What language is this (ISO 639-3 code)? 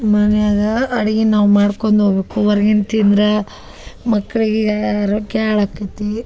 kan